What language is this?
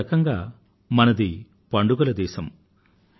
Telugu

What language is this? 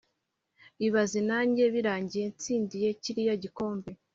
Kinyarwanda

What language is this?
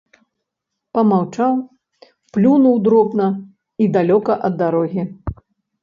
Belarusian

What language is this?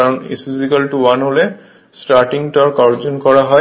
Bangla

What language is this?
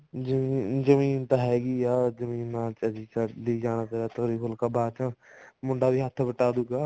Punjabi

